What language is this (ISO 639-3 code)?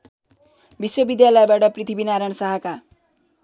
nep